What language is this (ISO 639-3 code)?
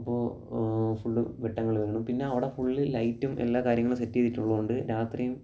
mal